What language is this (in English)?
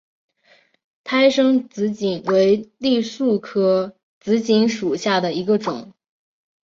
Chinese